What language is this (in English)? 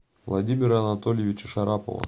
Russian